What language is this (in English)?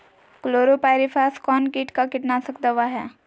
Magahi